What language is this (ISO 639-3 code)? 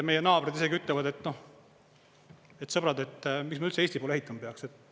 est